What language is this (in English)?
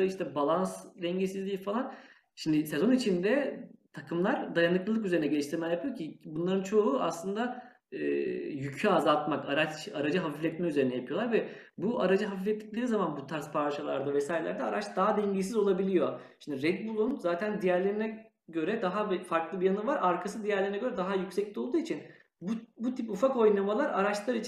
Turkish